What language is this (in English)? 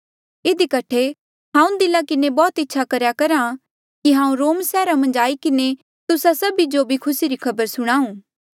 Mandeali